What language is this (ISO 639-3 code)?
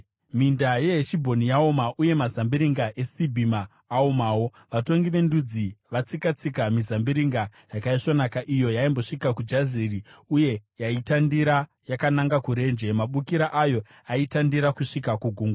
sna